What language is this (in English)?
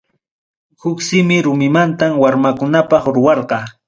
Ayacucho Quechua